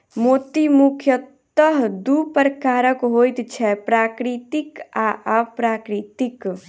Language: Maithili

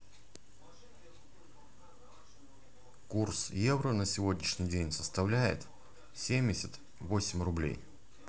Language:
Russian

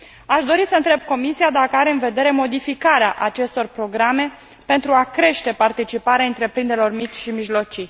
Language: Romanian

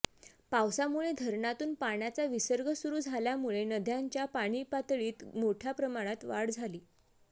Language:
Marathi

